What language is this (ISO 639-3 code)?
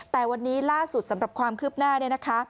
tha